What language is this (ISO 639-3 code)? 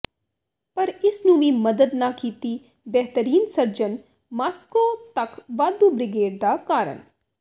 pan